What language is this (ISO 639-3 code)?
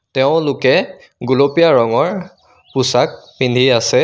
asm